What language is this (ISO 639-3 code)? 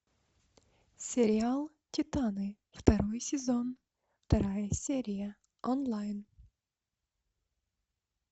rus